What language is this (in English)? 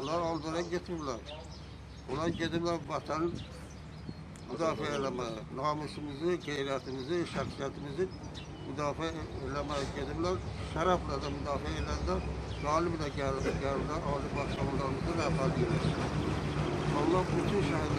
Turkish